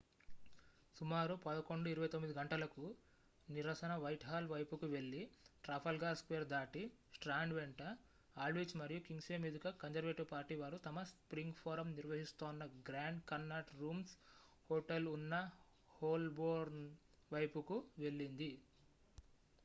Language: Telugu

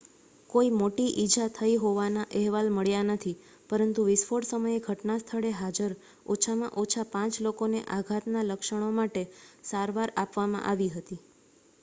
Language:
Gujarati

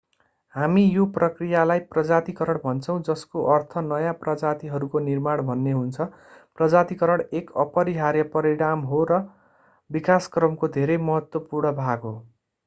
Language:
Nepali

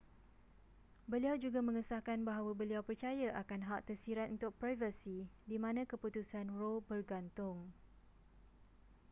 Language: Malay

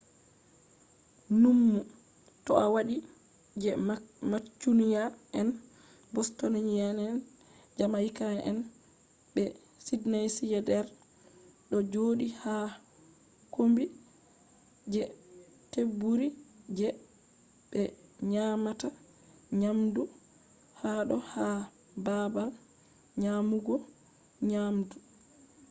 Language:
Fula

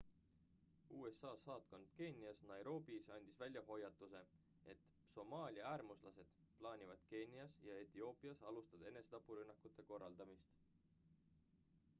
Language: Estonian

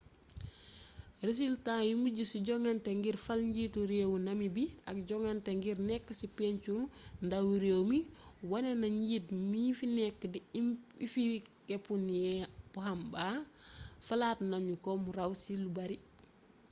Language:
Wolof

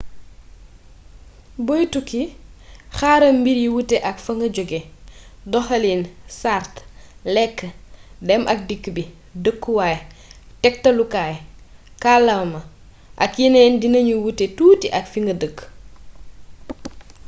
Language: Wolof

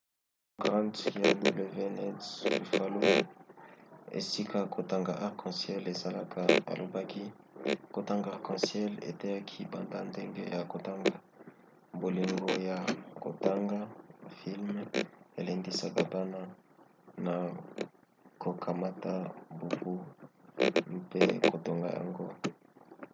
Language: Lingala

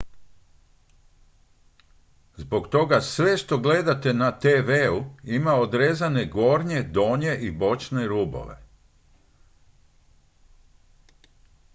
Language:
Croatian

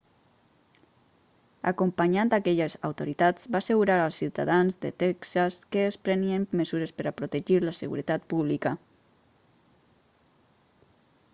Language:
Catalan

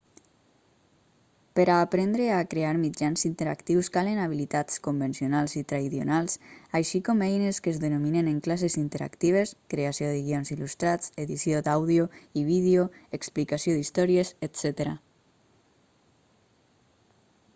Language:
Catalan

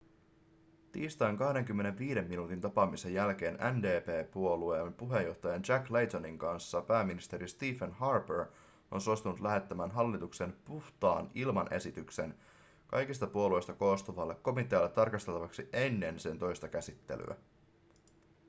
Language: Finnish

